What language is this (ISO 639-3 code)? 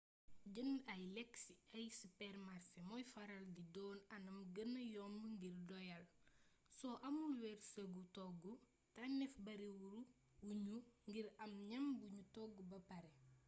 wol